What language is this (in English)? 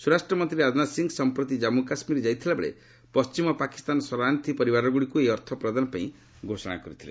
Odia